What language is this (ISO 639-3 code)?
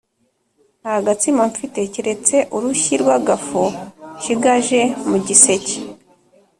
kin